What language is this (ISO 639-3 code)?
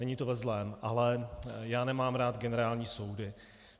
ces